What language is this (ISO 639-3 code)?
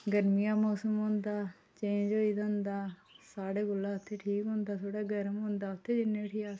doi